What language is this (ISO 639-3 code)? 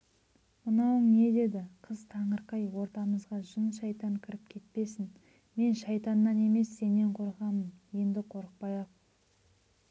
kaz